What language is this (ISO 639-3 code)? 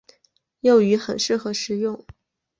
zho